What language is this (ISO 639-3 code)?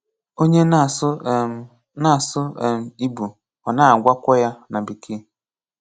ibo